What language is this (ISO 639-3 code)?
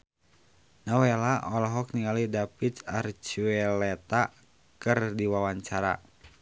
sun